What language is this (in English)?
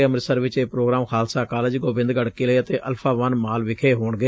Punjabi